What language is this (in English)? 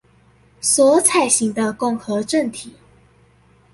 Chinese